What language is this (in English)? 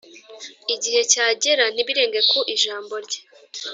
Kinyarwanda